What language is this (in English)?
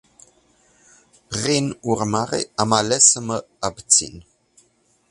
Romanian